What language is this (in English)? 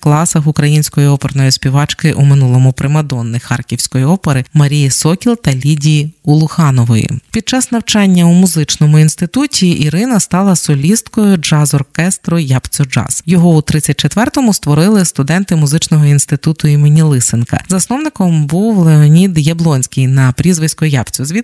Ukrainian